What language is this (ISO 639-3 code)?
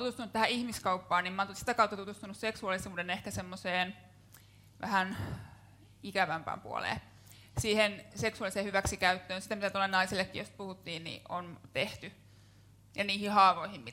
fin